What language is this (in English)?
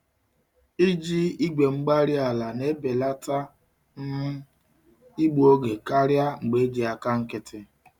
Igbo